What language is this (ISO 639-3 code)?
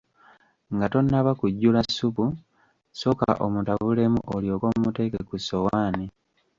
lug